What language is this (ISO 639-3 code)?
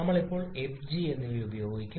mal